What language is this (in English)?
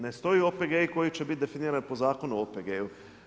Croatian